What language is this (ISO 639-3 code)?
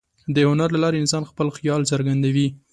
pus